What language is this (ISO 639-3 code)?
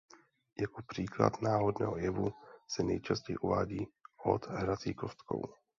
ces